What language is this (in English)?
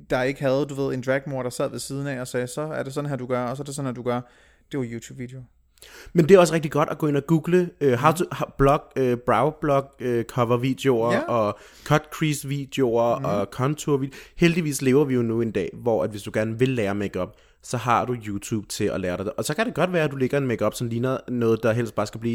Danish